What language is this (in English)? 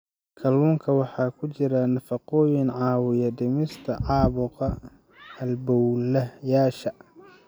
Somali